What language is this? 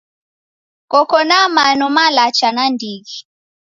Taita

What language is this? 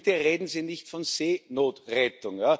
German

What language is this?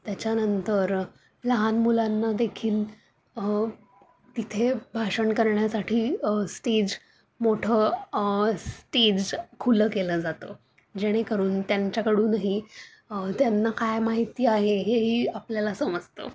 Marathi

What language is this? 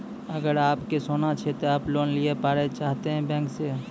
Maithili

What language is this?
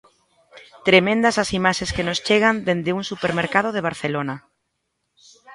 Galician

